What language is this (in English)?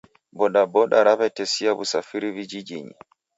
Taita